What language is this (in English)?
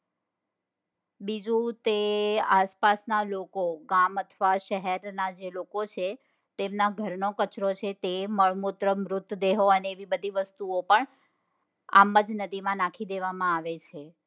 Gujarati